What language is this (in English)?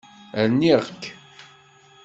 Kabyle